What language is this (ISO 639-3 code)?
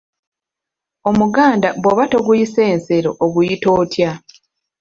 lug